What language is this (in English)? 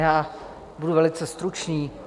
Czech